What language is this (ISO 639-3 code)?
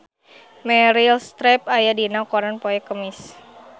sun